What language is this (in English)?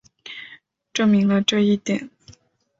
Chinese